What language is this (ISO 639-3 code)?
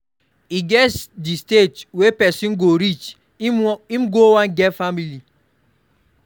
pcm